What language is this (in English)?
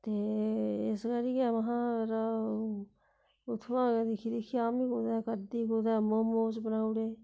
Dogri